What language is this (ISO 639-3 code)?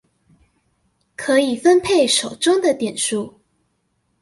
zho